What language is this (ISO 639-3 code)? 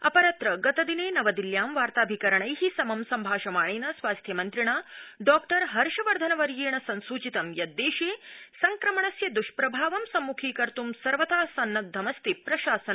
san